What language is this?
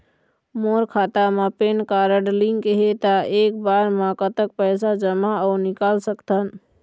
Chhattisgarhi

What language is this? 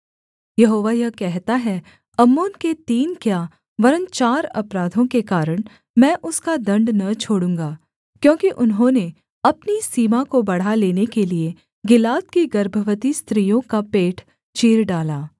Hindi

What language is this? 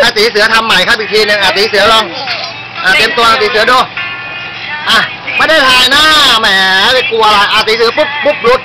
Thai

